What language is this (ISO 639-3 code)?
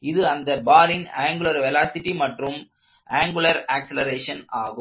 tam